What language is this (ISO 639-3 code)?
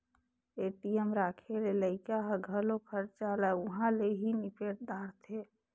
hne